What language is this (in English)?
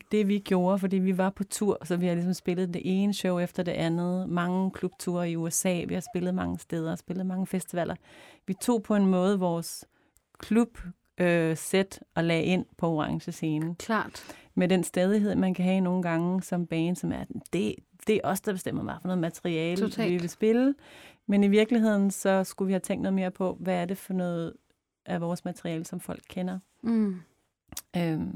Danish